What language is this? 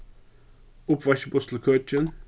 Faroese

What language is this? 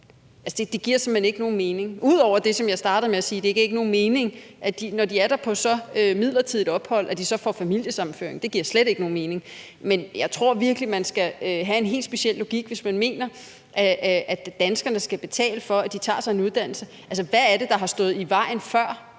Danish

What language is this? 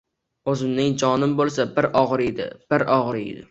Uzbek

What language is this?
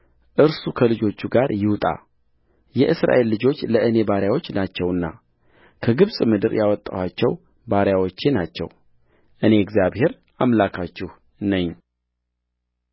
Amharic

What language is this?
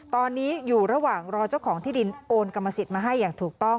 Thai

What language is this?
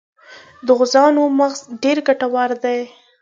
Pashto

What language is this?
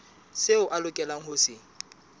Southern Sotho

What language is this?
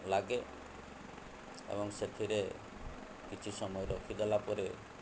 Odia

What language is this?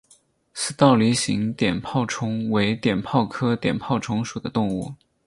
Chinese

